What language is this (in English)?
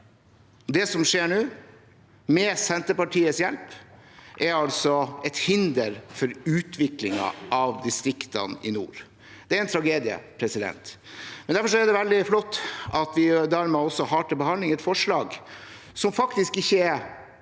Norwegian